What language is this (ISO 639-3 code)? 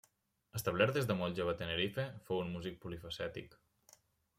cat